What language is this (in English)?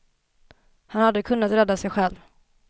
Swedish